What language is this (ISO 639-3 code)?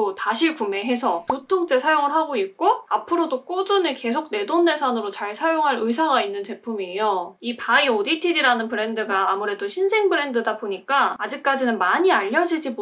kor